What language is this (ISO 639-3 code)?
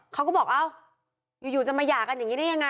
tha